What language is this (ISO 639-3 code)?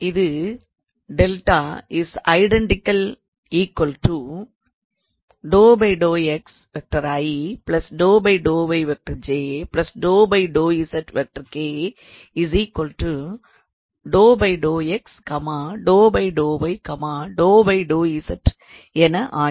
tam